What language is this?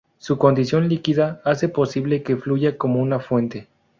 Spanish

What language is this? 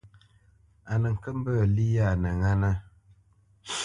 Bamenyam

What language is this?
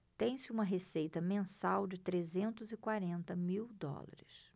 Portuguese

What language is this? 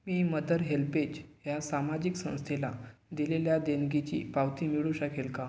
Marathi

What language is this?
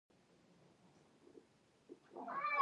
Pashto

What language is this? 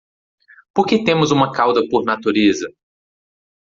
Portuguese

